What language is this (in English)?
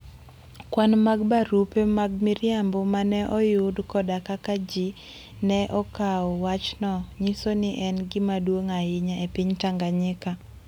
Luo (Kenya and Tanzania)